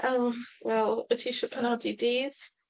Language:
Welsh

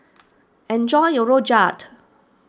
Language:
English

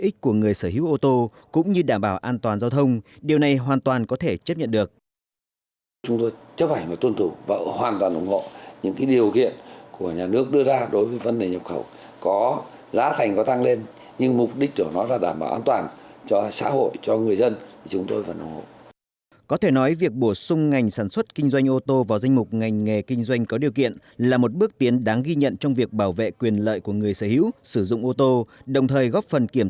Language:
Vietnamese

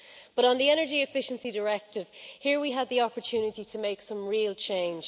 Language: English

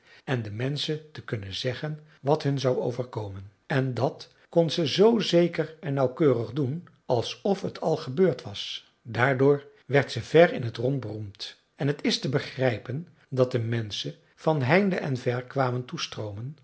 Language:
Dutch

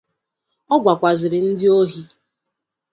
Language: Igbo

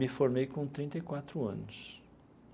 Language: Portuguese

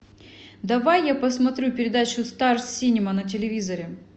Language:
Russian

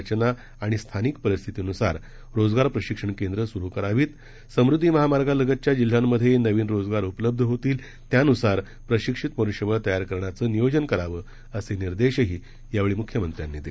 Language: Marathi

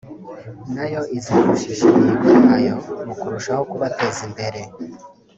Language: Kinyarwanda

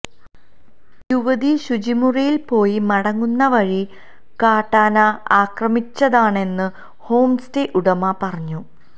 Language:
Malayalam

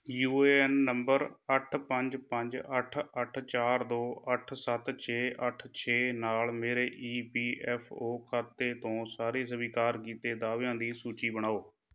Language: Punjabi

